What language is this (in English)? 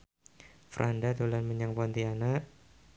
Javanese